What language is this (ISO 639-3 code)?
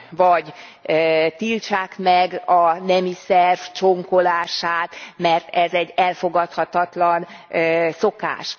hun